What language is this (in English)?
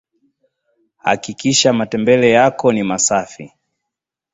Swahili